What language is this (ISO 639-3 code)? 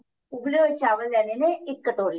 pan